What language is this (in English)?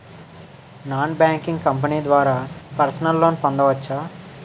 Telugu